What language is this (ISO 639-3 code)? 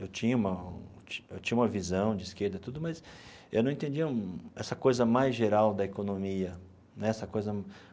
por